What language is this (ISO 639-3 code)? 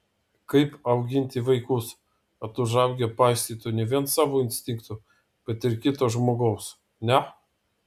lit